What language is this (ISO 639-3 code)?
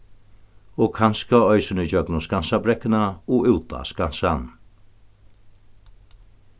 fao